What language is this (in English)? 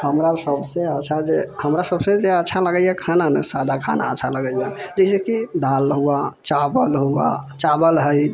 Maithili